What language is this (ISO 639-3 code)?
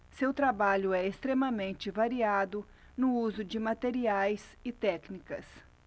por